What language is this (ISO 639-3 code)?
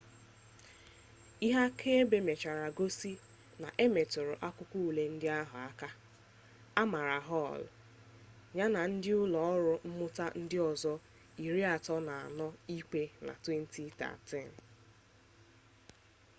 ibo